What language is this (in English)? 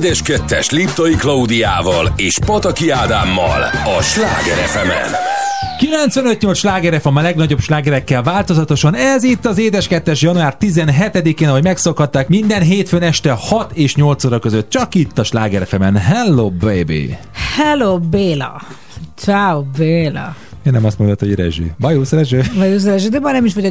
Hungarian